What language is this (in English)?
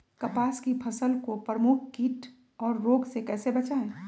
Magahi